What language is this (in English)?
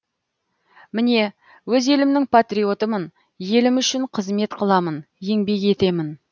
Kazakh